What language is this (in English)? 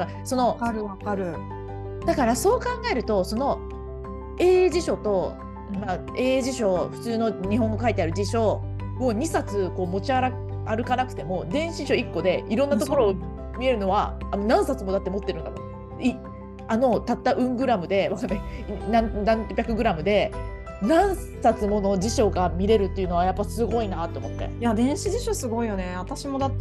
Japanese